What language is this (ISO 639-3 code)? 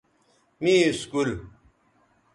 btv